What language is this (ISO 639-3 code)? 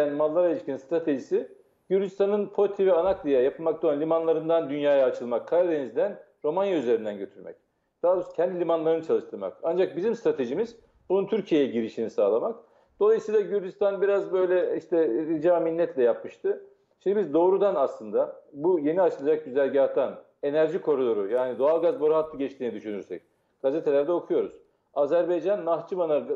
tur